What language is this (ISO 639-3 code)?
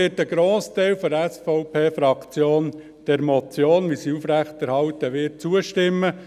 gsw